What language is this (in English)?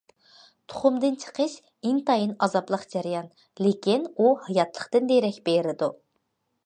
Uyghur